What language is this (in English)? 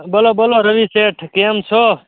Gujarati